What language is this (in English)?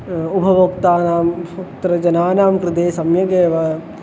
Sanskrit